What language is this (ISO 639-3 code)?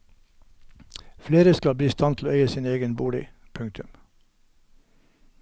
nor